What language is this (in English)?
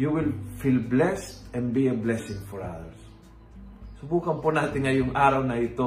Filipino